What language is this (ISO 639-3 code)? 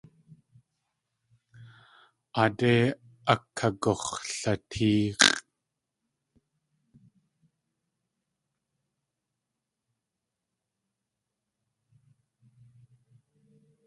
tli